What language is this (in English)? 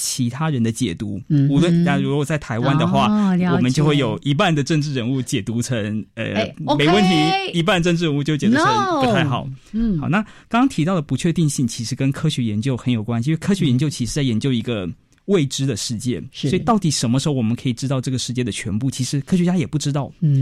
Chinese